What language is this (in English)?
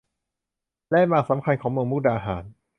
Thai